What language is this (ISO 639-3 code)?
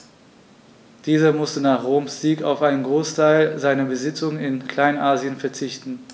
deu